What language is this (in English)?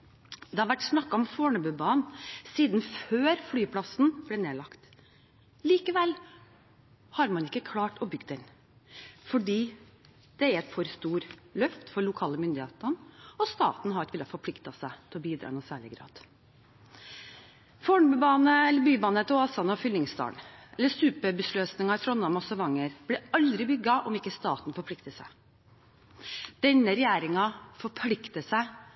Norwegian Bokmål